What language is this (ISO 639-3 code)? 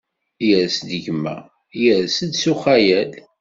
kab